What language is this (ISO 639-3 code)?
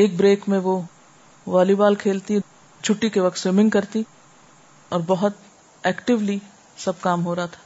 urd